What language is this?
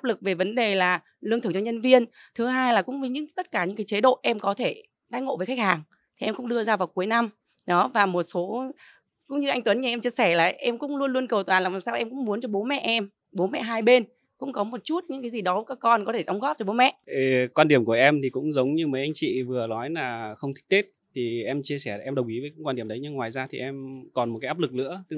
Vietnamese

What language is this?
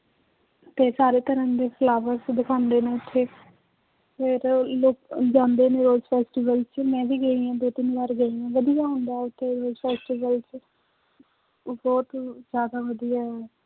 Punjabi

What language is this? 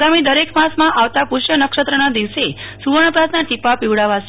Gujarati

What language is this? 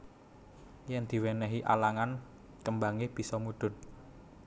Javanese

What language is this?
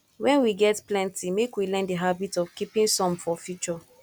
Nigerian Pidgin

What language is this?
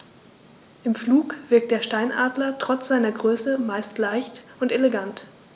German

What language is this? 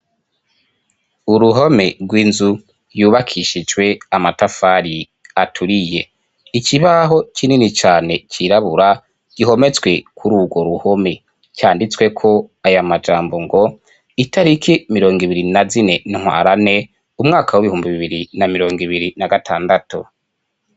Rundi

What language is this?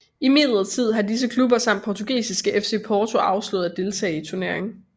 Danish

